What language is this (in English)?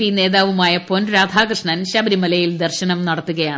Malayalam